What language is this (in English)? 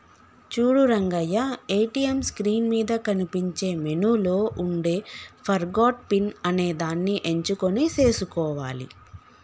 Telugu